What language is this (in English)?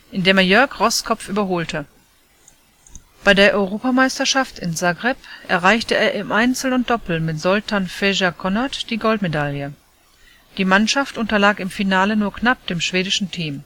German